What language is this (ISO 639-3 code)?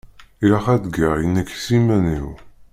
kab